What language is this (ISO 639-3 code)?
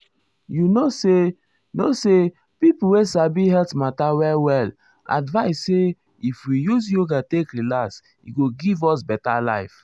pcm